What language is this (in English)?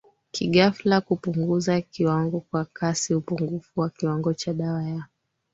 Swahili